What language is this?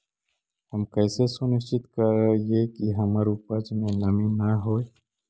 Magahi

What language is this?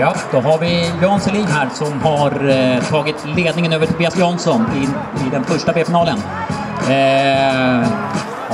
Swedish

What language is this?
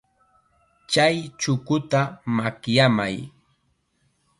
Chiquián Ancash Quechua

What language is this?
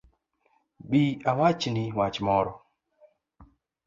Luo (Kenya and Tanzania)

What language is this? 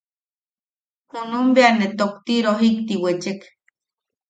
Yaqui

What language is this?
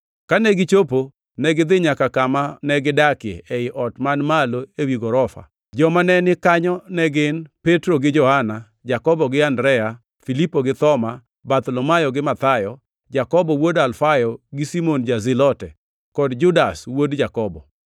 Luo (Kenya and Tanzania)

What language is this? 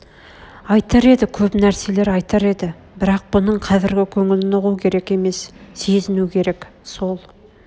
Kazakh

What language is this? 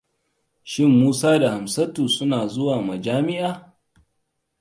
Hausa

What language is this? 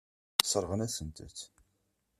Kabyle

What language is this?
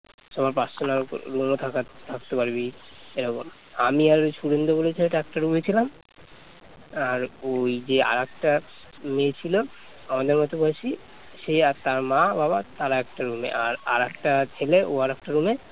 Bangla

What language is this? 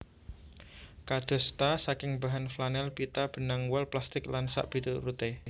Javanese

